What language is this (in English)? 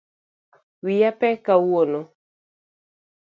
Luo (Kenya and Tanzania)